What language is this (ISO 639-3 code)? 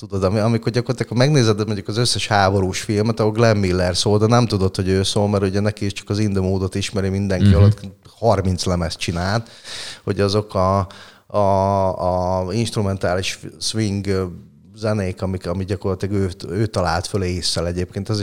hun